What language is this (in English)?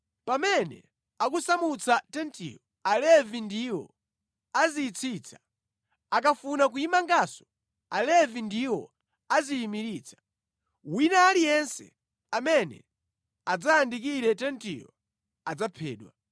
Nyanja